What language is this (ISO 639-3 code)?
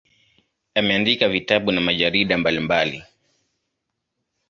swa